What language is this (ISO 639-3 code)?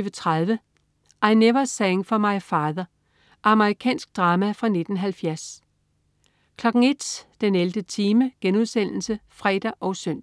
dan